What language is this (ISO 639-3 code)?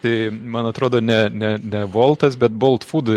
lit